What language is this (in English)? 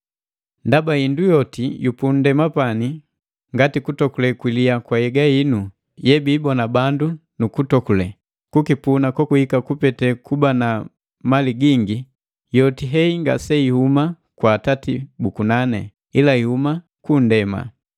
Matengo